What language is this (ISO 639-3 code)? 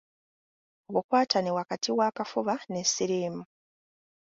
lug